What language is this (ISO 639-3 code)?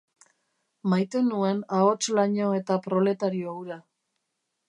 eus